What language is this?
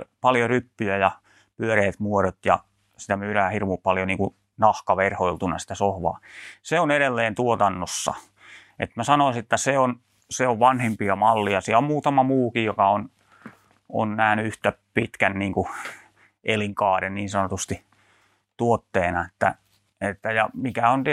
Finnish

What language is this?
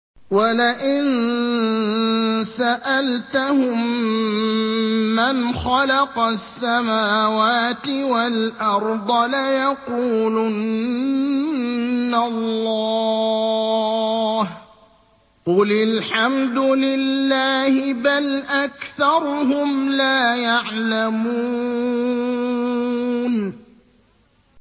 Arabic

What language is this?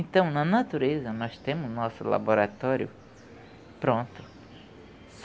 Portuguese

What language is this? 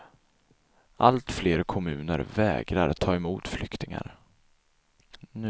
Swedish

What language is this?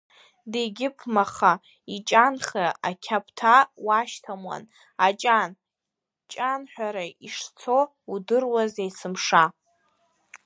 Abkhazian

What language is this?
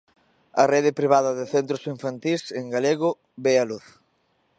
Galician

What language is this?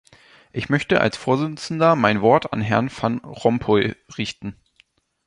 German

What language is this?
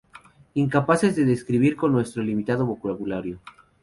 Spanish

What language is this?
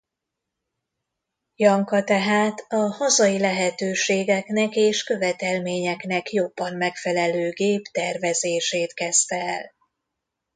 Hungarian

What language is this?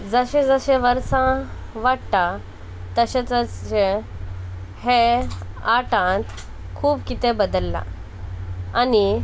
Konkani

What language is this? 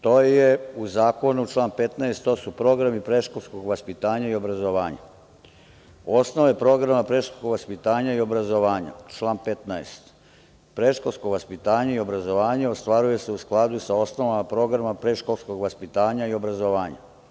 Serbian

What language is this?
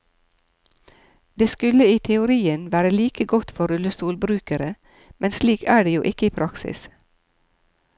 Norwegian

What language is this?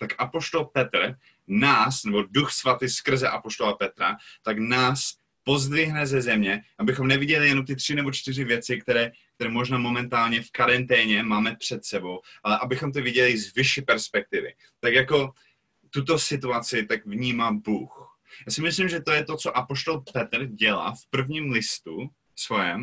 Czech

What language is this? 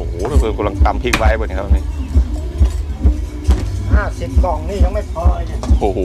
Thai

